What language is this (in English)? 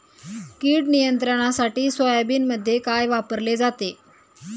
Marathi